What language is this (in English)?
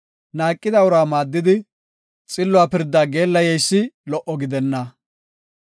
Gofa